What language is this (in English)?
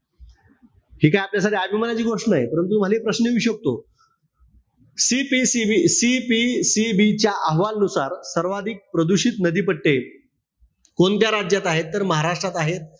Marathi